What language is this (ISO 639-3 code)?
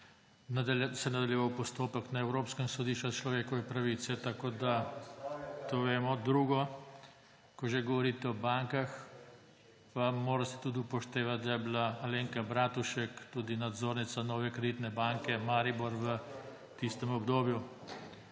slv